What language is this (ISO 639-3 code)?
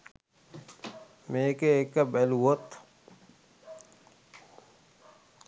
sin